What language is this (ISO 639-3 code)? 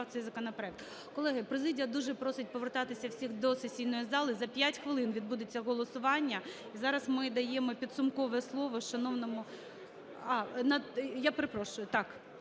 ukr